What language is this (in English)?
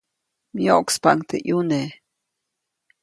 Copainalá Zoque